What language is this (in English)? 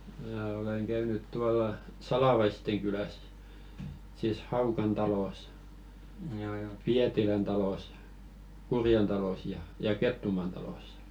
Finnish